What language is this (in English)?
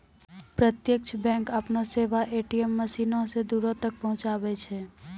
Maithili